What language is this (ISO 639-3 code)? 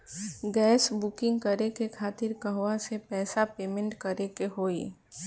bho